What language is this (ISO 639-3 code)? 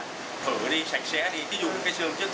vie